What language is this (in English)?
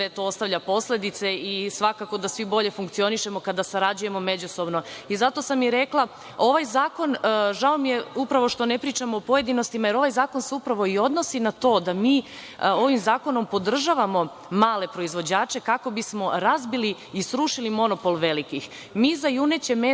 Serbian